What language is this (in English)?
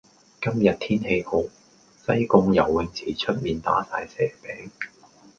Cantonese